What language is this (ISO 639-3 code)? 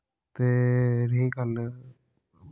doi